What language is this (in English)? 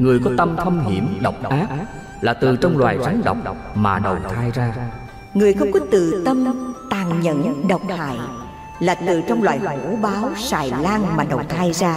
Vietnamese